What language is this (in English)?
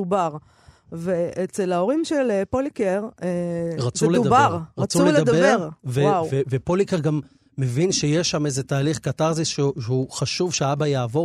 Hebrew